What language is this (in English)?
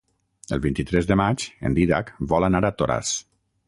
Catalan